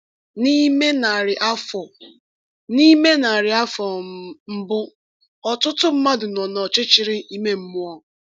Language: Igbo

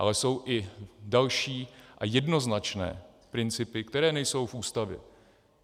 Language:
Czech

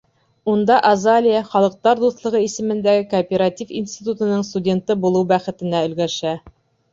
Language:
Bashkir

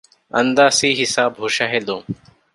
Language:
Divehi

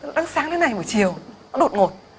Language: Vietnamese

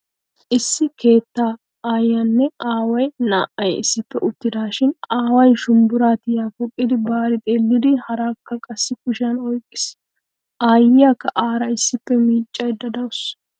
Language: Wolaytta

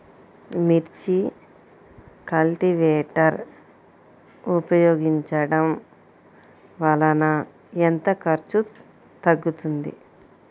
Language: Telugu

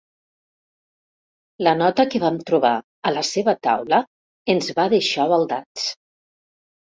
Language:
Catalan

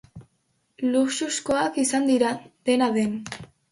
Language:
Basque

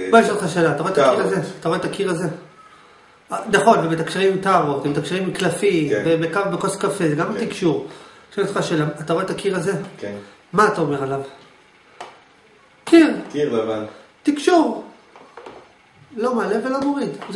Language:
Hebrew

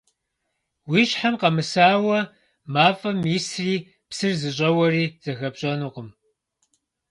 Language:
Kabardian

